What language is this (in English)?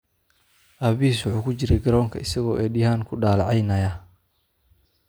Somali